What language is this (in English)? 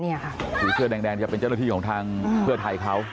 Thai